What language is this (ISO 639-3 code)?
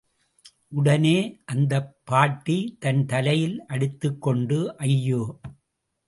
tam